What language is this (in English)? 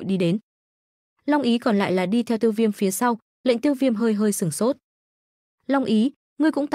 Vietnamese